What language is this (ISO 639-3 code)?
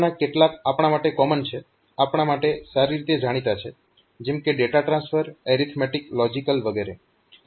guj